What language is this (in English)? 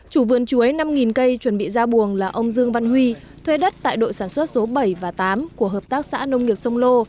Vietnamese